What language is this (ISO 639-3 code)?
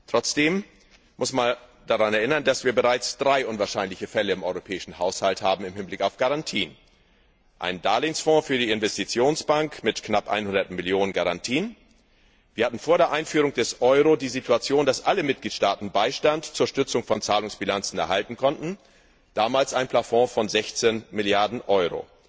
deu